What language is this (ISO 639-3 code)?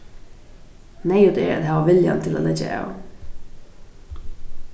fao